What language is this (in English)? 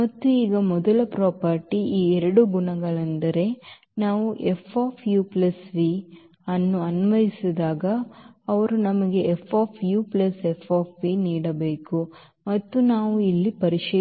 Kannada